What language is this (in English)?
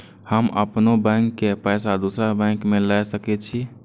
Maithili